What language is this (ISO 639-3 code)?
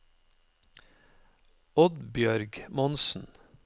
nor